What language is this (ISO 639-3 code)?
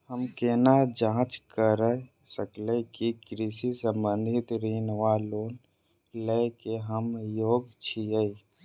mai